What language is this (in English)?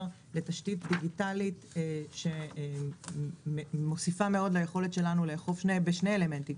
Hebrew